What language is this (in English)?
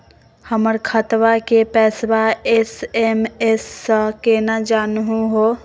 Magahi